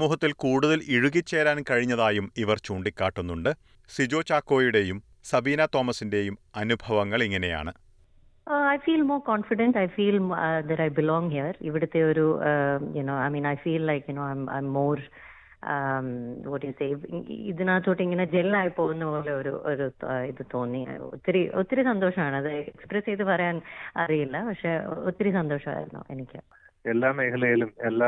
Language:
Malayalam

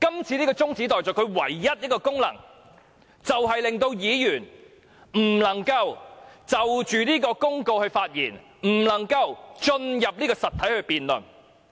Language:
Cantonese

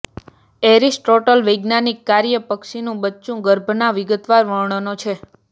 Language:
Gujarati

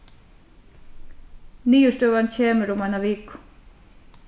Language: Faroese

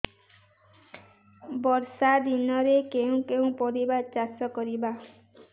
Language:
Odia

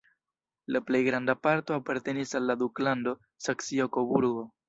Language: Esperanto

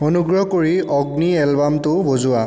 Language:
Assamese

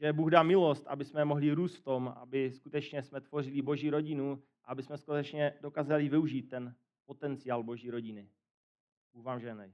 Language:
Czech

